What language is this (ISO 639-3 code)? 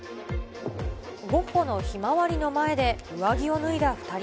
jpn